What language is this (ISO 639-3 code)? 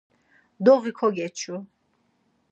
lzz